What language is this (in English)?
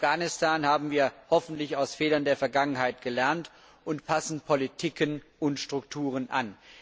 German